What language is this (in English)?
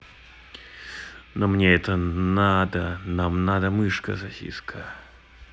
Russian